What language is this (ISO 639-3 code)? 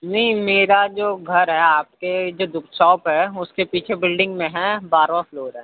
urd